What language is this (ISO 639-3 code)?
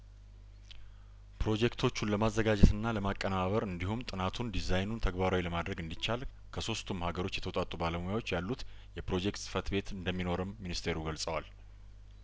amh